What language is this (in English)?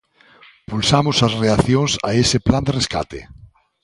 Galician